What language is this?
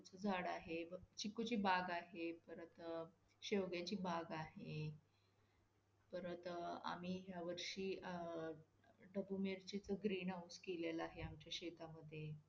Marathi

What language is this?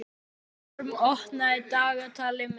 Icelandic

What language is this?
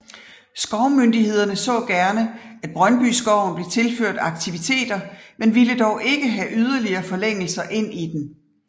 Danish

